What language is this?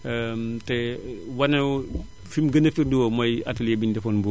Wolof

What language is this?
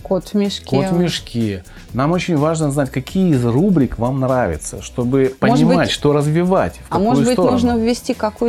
Russian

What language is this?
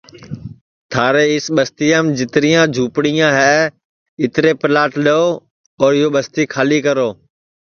Sansi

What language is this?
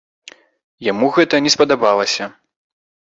Belarusian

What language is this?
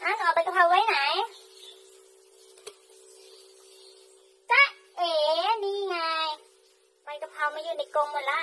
Thai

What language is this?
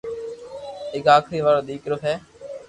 Loarki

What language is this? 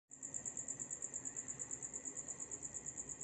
Esperanto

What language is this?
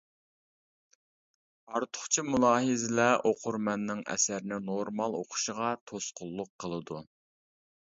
Uyghur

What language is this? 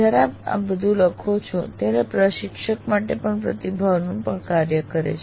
Gujarati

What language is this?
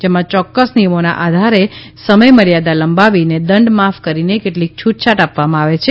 Gujarati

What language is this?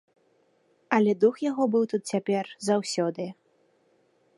Belarusian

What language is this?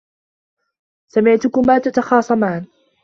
Arabic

